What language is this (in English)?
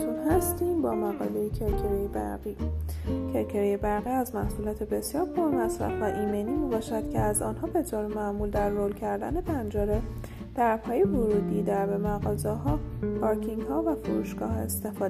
Persian